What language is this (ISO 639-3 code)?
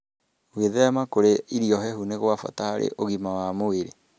kik